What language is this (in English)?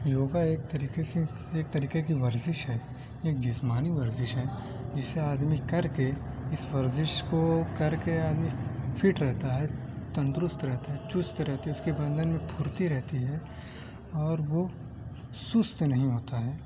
Urdu